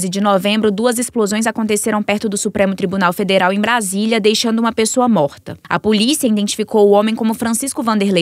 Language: Portuguese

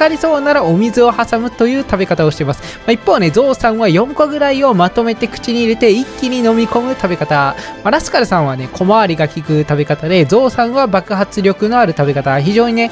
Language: Japanese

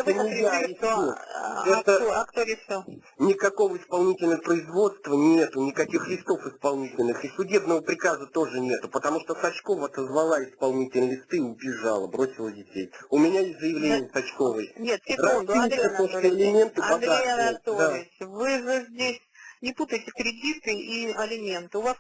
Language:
Russian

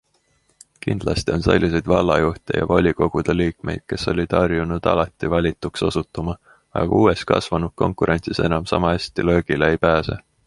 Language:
Estonian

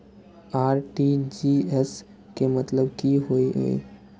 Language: Maithili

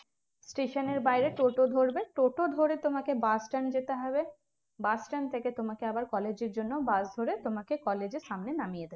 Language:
Bangla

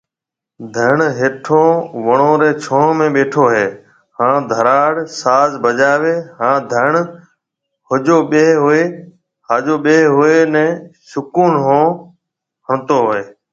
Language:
Marwari (Pakistan)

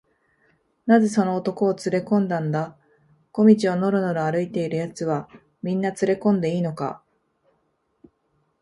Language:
Japanese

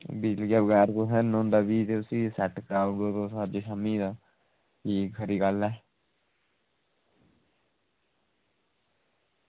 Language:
Dogri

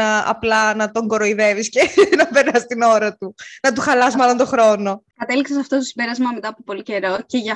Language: Greek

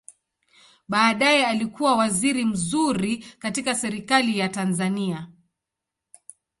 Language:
Swahili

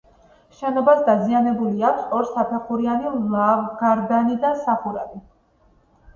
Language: Georgian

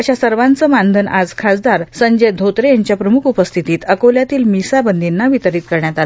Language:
Marathi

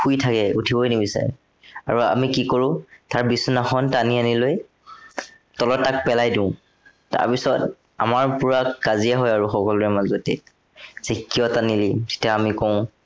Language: Assamese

